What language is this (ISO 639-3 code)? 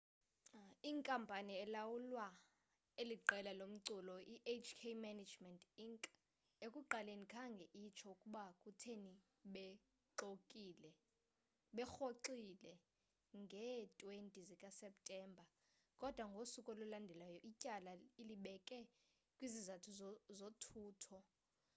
xho